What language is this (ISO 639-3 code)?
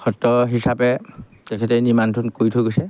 asm